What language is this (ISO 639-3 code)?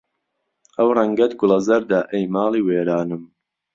ckb